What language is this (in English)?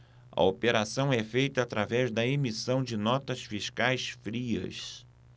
Portuguese